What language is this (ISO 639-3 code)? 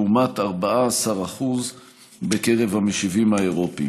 heb